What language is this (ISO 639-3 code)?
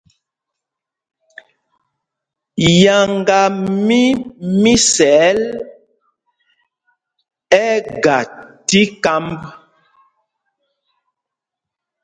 mgg